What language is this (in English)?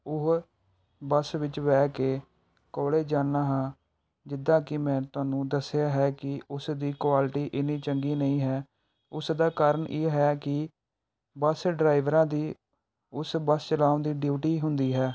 Punjabi